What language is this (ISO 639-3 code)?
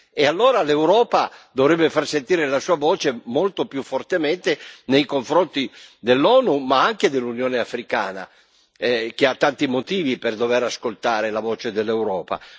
ita